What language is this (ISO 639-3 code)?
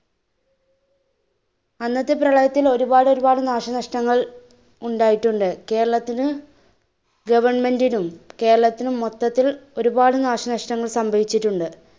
mal